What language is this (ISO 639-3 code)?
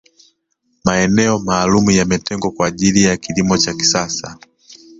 swa